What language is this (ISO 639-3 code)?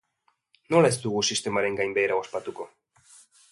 eus